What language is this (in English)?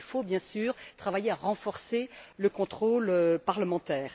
French